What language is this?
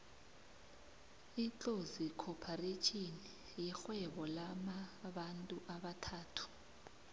South Ndebele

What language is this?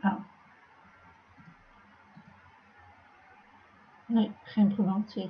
Dutch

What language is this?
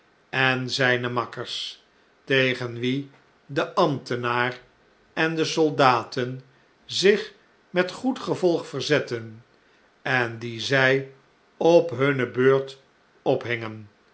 Dutch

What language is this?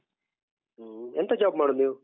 Kannada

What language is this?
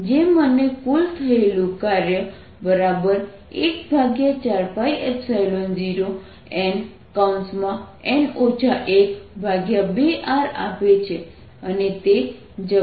Gujarati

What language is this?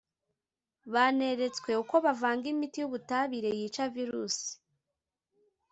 Kinyarwanda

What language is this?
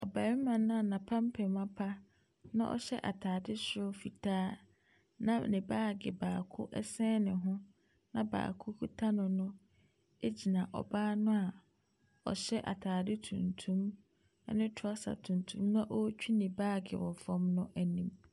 Akan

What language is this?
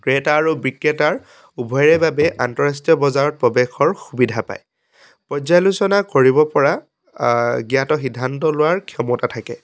Assamese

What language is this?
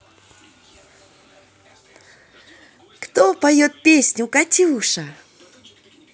Russian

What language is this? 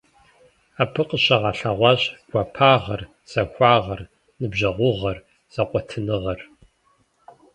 Kabardian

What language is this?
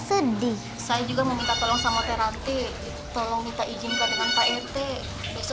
Indonesian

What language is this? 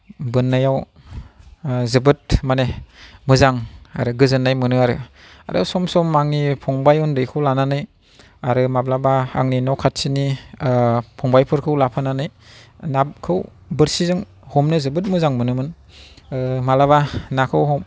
Bodo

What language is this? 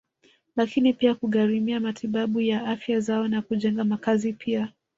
Swahili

